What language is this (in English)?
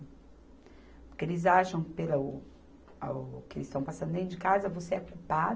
Portuguese